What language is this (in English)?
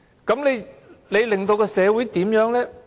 Cantonese